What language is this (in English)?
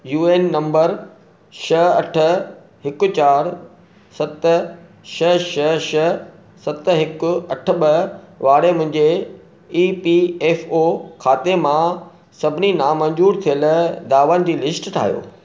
Sindhi